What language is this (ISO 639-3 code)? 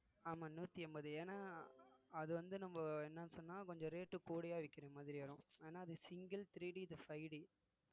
tam